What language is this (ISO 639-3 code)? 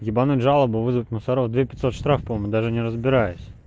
rus